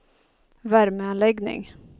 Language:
Swedish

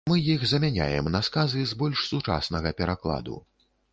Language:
Belarusian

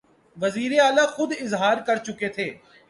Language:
Urdu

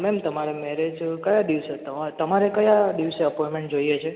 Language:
Gujarati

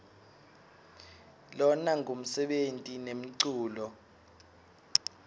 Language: Swati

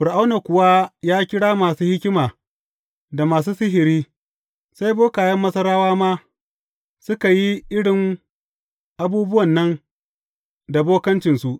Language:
Hausa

